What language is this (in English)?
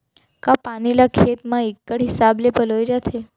Chhattisgarhi